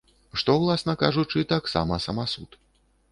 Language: Belarusian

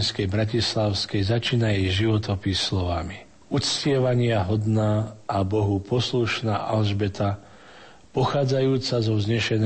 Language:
Slovak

